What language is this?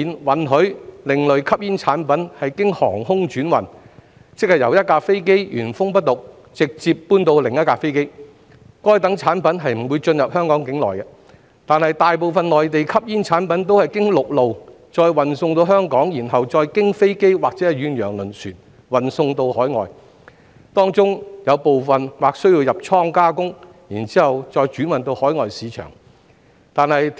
Cantonese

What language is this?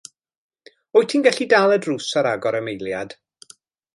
Welsh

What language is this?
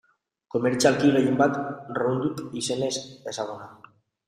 Basque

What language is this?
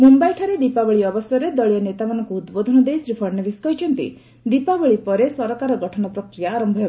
Odia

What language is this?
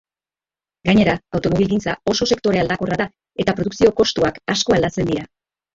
Basque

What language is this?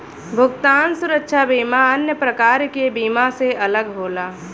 Bhojpuri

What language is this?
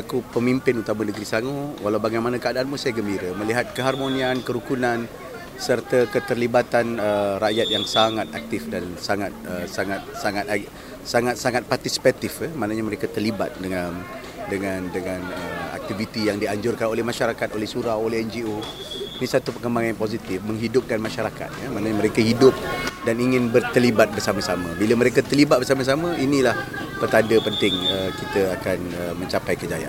Malay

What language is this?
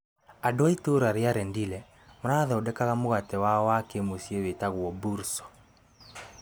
Kikuyu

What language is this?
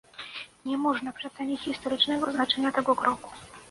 Polish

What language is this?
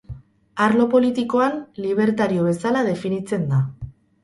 Basque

